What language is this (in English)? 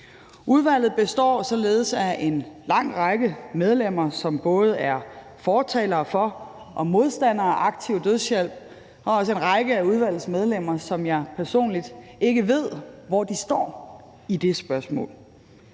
Danish